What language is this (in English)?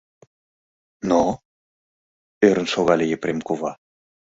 Mari